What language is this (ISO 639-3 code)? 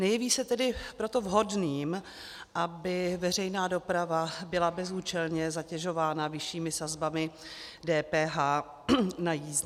ces